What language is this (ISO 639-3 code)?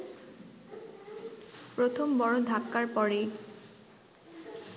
ben